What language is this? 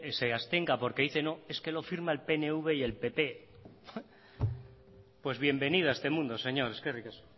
Spanish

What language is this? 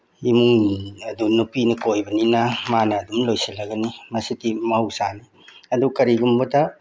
Manipuri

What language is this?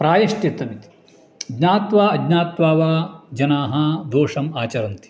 Sanskrit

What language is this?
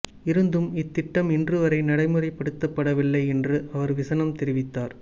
Tamil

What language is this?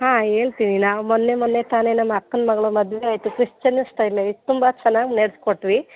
Kannada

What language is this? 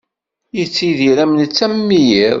Kabyle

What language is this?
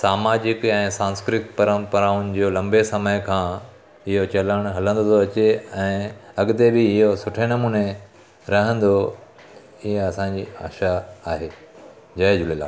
Sindhi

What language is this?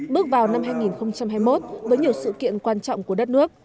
Vietnamese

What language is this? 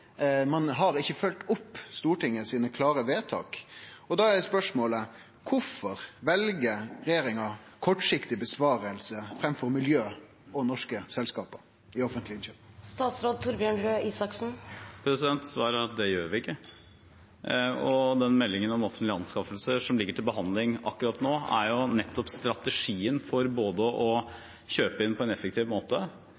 Norwegian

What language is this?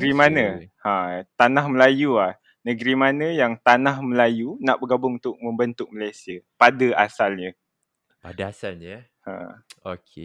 Malay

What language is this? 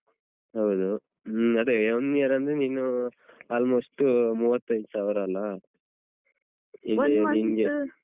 Kannada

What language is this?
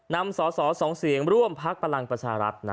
Thai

